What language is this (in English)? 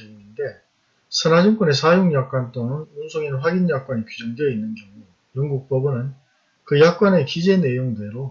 Korean